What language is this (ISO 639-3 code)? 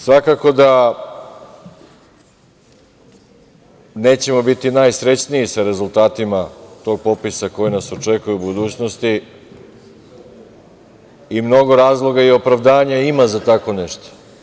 srp